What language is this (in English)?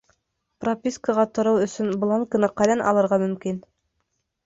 Bashkir